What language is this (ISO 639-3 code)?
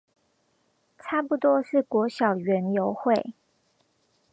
zho